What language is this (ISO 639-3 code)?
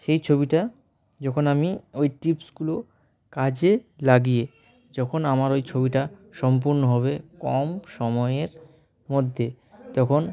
ben